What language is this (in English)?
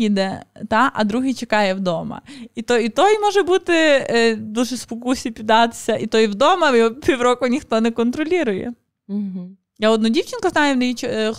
Ukrainian